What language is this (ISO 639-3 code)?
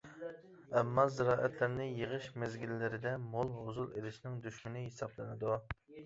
uig